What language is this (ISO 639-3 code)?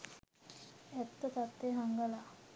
sin